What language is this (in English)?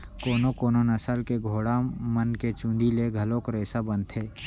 Chhattisgarhi